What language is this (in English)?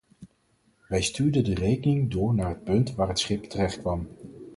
Dutch